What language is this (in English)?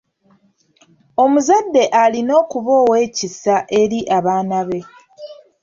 Ganda